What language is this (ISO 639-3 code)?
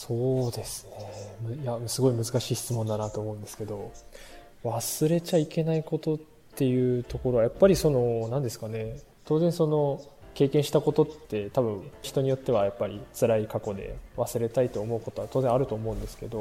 jpn